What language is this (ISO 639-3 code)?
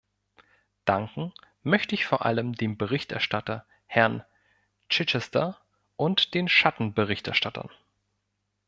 deu